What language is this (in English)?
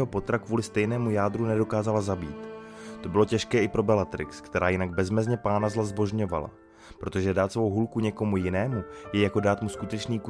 Czech